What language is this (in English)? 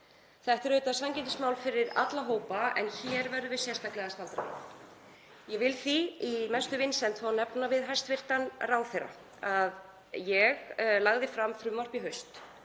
Icelandic